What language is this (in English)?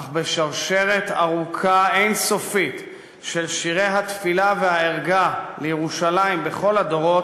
Hebrew